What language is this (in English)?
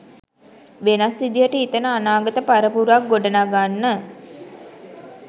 Sinhala